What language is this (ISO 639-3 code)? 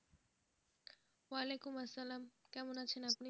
ben